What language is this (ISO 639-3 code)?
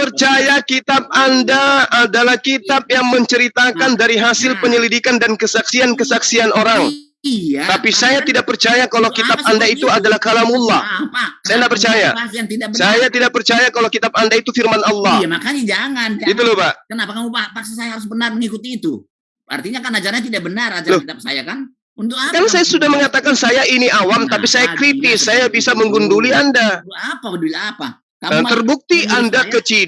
ind